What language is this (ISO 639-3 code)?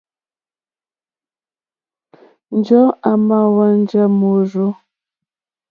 bri